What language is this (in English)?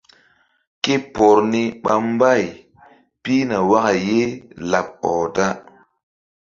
Mbum